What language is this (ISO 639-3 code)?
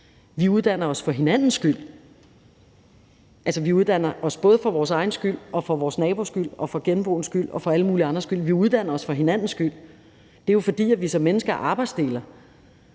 dan